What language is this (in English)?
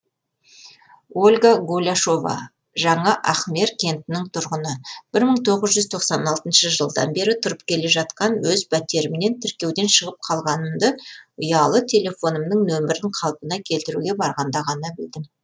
Kazakh